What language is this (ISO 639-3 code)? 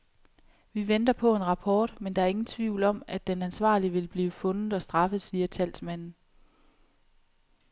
dan